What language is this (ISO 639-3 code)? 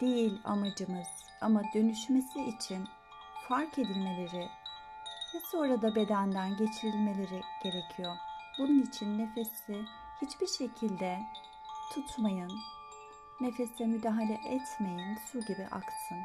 tur